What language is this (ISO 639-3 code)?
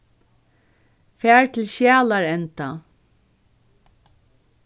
fao